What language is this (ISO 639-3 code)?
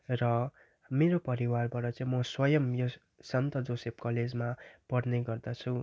nep